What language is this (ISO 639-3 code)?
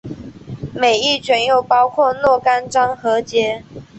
zho